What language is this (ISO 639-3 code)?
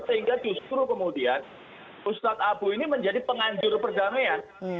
ind